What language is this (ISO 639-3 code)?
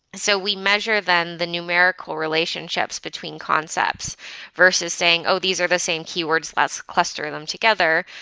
eng